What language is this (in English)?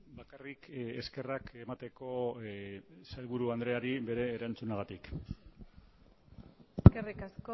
Basque